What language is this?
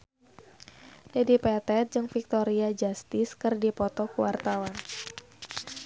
Sundanese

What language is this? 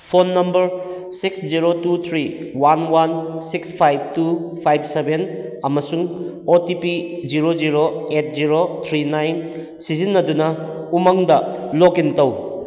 Manipuri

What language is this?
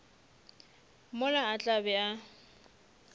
Northern Sotho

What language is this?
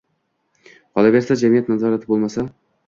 Uzbek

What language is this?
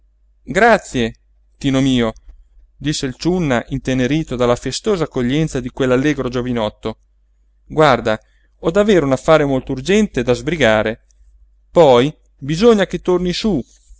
Italian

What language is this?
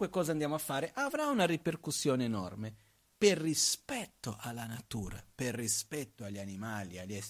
Italian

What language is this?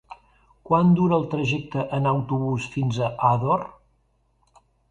Catalan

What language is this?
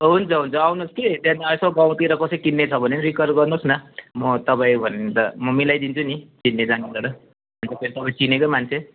Nepali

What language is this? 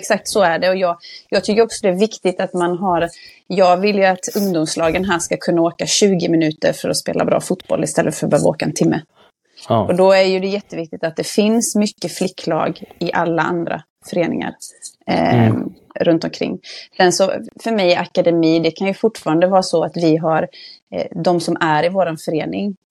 Swedish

